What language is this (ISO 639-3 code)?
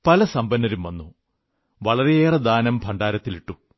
mal